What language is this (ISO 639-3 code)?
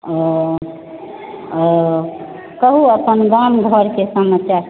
mai